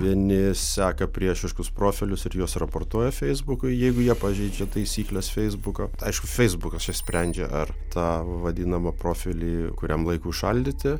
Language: Lithuanian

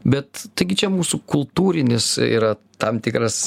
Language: Lithuanian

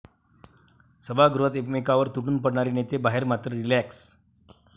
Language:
Marathi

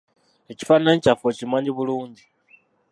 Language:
Ganda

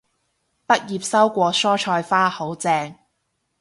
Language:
Cantonese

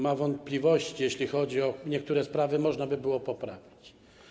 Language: Polish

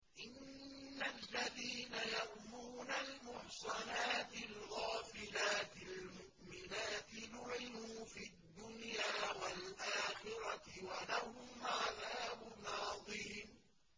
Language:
Arabic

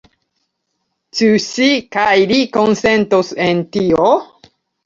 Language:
Esperanto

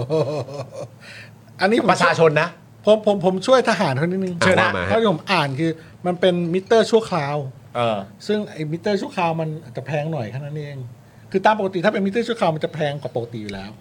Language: Thai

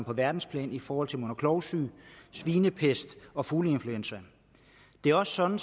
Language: Danish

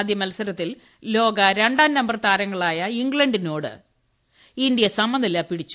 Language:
Malayalam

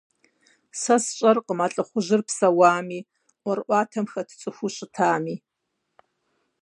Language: Kabardian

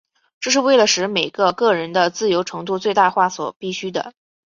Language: Chinese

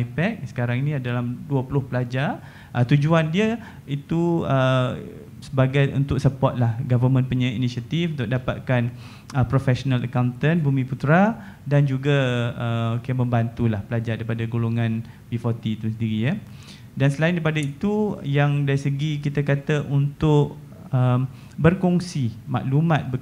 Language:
Malay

